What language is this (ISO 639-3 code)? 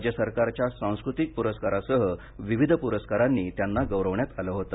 mar